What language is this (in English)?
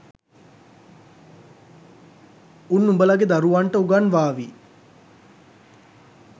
Sinhala